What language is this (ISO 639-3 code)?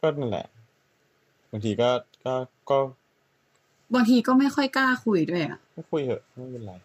tha